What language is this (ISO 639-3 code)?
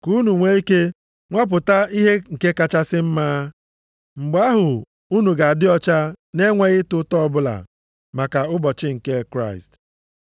ibo